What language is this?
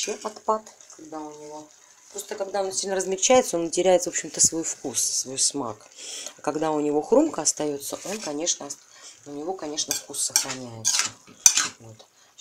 Russian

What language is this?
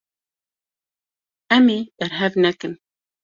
Kurdish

